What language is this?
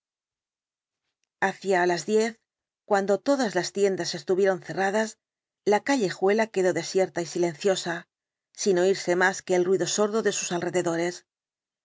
Spanish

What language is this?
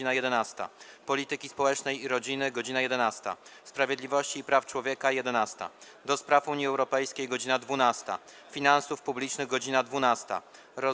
Polish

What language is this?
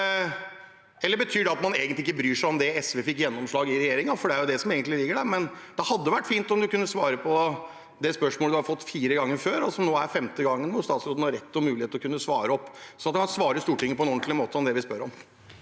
Norwegian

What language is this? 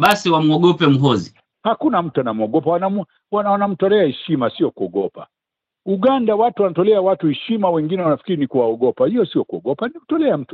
Swahili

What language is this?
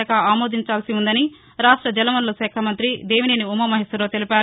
Telugu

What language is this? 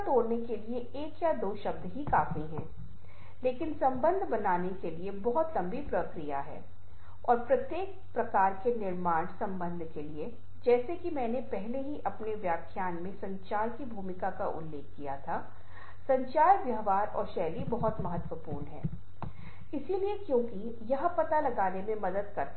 Hindi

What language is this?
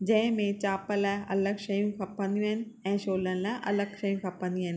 Sindhi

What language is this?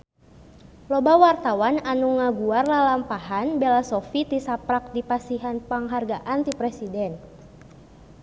Sundanese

